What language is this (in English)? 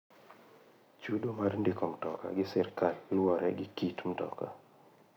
Luo (Kenya and Tanzania)